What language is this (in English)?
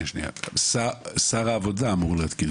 Hebrew